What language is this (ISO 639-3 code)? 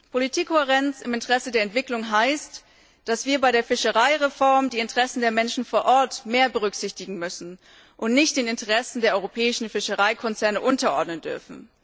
deu